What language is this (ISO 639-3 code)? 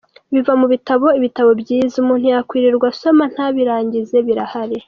kin